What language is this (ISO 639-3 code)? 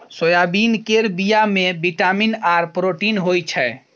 mai